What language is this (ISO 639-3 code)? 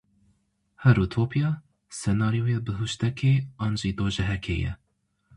kur